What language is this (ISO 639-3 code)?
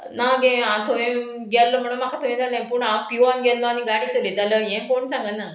kok